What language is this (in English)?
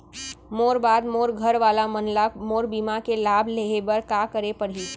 Chhattisgarhi